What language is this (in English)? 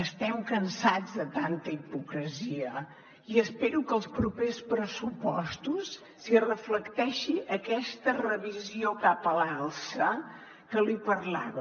Catalan